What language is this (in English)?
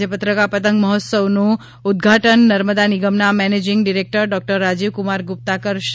Gujarati